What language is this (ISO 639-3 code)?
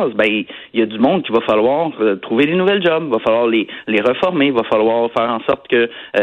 fra